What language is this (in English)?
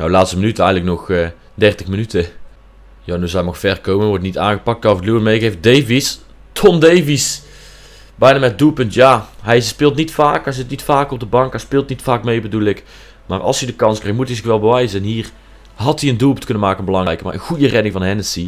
Dutch